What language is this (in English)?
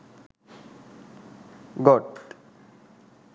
Sinhala